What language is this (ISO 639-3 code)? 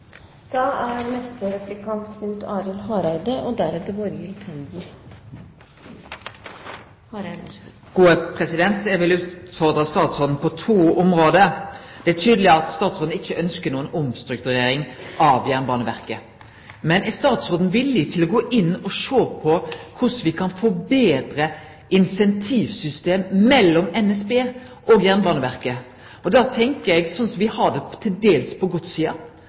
nno